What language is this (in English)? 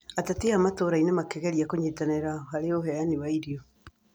Kikuyu